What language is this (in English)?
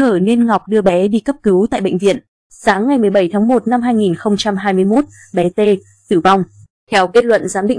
Vietnamese